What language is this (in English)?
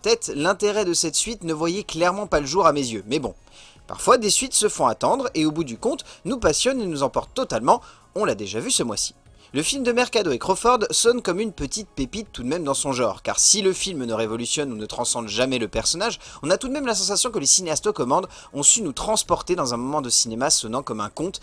French